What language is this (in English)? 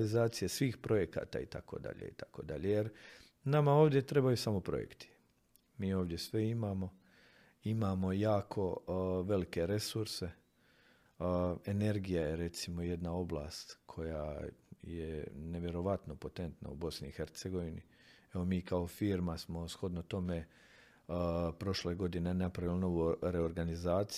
Croatian